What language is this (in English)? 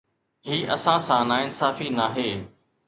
Sindhi